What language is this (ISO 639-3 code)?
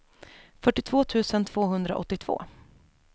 swe